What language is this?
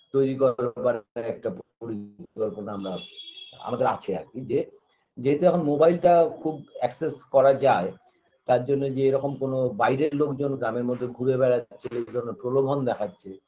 Bangla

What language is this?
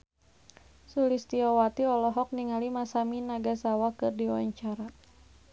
Sundanese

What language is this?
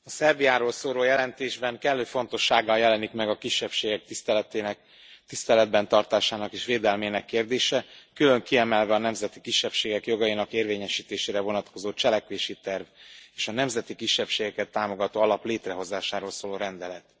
Hungarian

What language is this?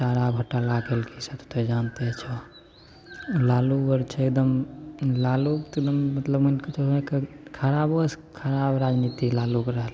Maithili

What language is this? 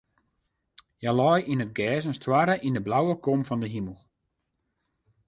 Western Frisian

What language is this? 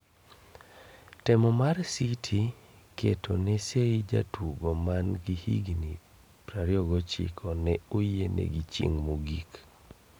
Luo (Kenya and Tanzania)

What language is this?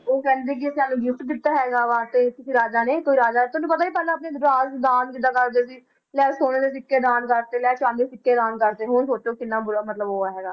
Punjabi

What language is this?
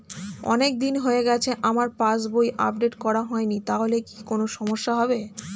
Bangla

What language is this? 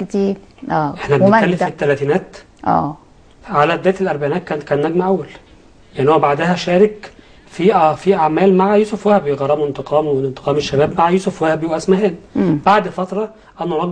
Arabic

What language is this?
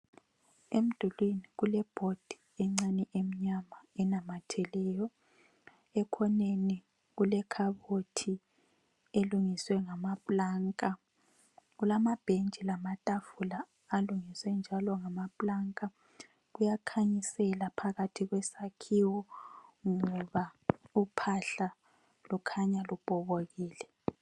North Ndebele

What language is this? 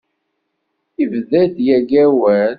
Kabyle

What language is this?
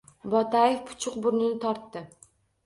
Uzbek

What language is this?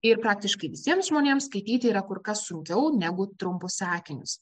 Lithuanian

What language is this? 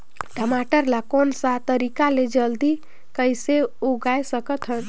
Chhattisgarhi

